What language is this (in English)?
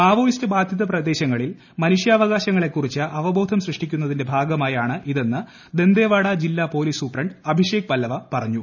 Malayalam